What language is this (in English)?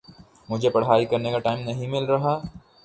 Urdu